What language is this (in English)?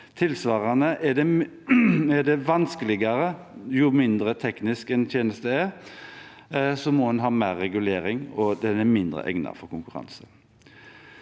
Norwegian